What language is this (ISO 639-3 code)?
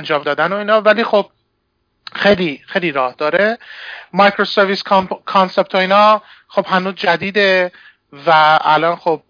fas